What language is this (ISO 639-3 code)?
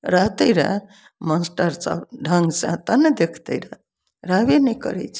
mai